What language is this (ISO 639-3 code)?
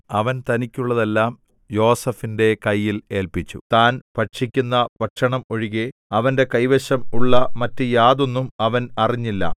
mal